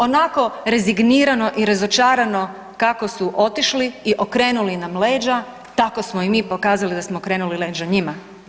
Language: Croatian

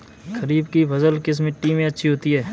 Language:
Hindi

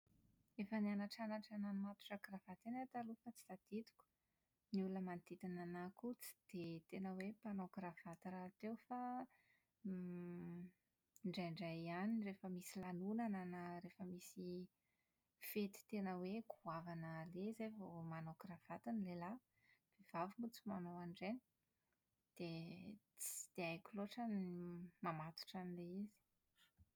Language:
Malagasy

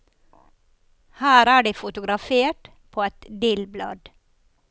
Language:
Norwegian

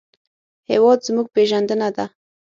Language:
Pashto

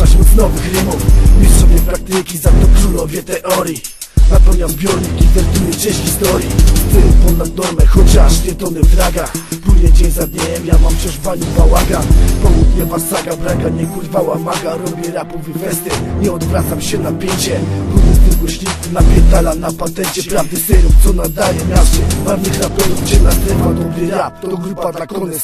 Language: Polish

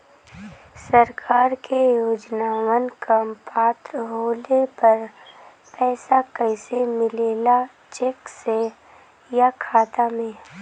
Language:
Bhojpuri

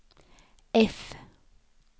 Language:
Swedish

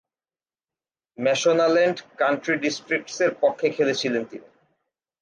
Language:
Bangla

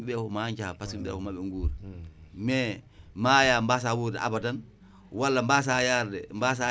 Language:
Wolof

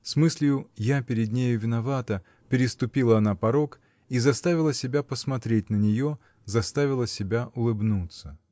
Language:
Russian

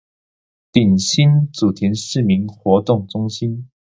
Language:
Chinese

